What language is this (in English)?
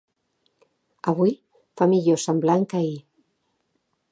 Catalan